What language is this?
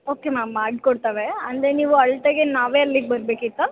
Kannada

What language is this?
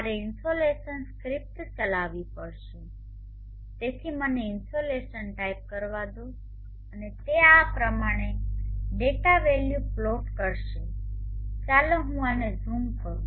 Gujarati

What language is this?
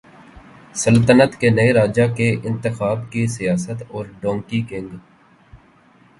Urdu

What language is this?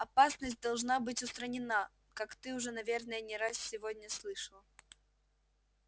Russian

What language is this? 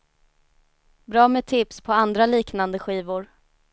Swedish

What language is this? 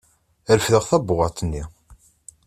Kabyle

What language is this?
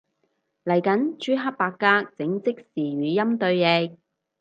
Cantonese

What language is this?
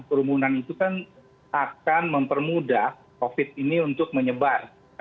Indonesian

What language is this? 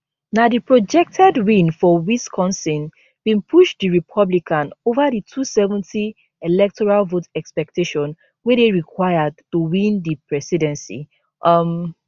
Nigerian Pidgin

